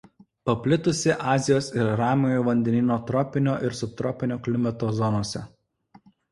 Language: Lithuanian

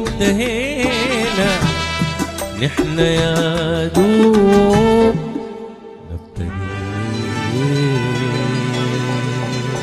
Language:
Arabic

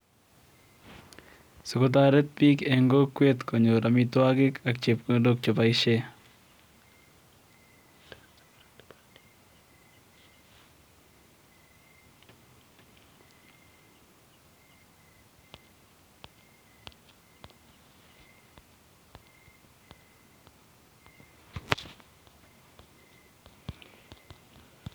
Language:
Kalenjin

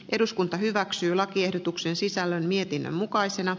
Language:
Finnish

